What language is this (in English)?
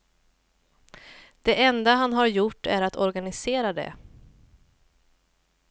Swedish